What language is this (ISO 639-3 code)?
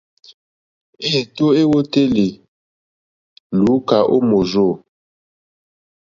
bri